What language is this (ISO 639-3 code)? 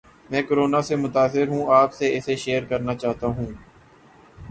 urd